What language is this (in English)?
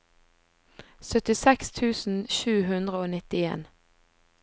Norwegian